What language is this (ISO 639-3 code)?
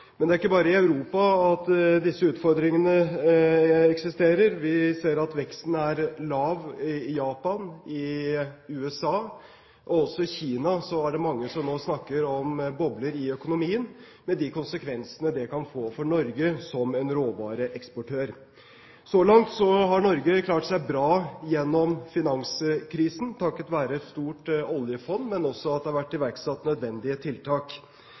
nob